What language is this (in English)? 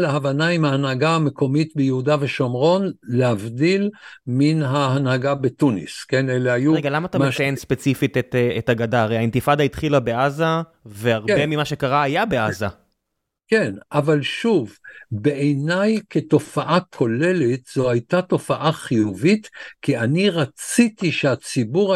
Hebrew